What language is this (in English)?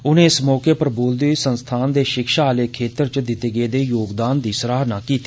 Dogri